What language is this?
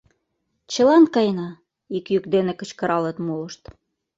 Mari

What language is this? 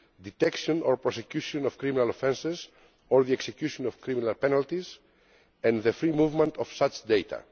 English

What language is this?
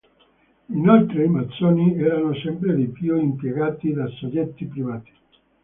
Italian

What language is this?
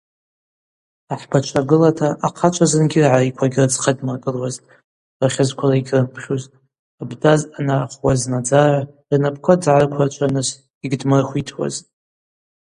Abaza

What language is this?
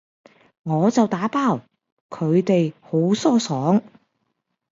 Cantonese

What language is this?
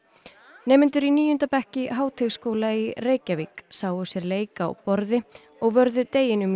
Icelandic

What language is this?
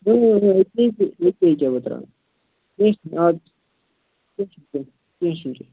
Kashmiri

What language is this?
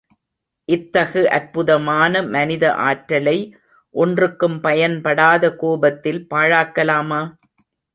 Tamil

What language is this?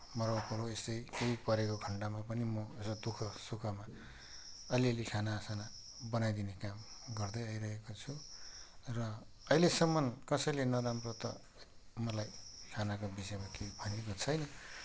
Nepali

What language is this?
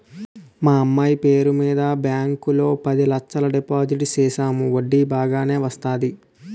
Telugu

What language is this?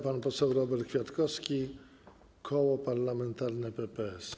Polish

